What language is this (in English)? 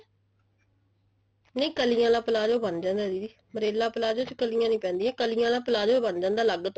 Punjabi